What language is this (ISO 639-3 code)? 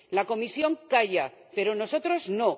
spa